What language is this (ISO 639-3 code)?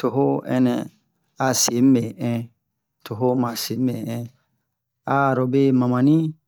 bmq